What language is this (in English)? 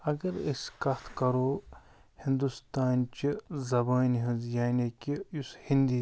Kashmiri